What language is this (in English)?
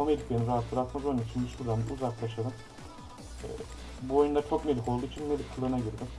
Turkish